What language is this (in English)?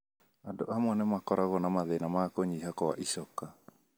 Kikuyu